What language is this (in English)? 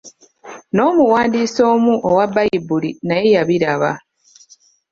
Ganda